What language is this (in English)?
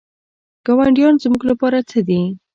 Pashto